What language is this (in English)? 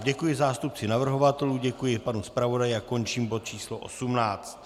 Czech